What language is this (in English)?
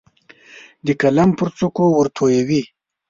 Pashto